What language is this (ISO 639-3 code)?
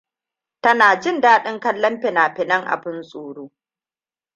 hau